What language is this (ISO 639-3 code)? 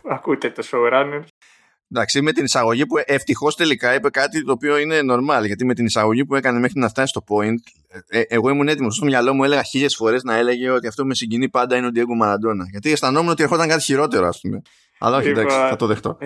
ell